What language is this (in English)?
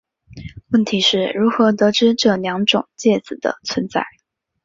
Chinese